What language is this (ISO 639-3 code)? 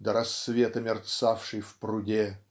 rus